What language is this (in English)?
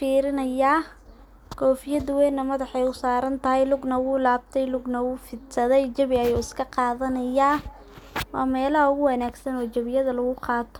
Somali